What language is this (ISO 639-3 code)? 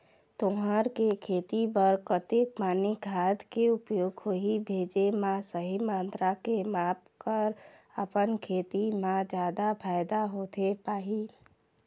hne